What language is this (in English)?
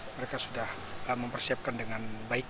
Indonesian